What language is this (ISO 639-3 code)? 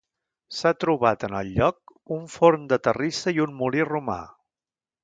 cat